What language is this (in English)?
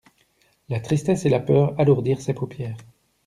French